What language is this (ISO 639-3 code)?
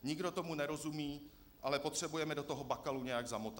ces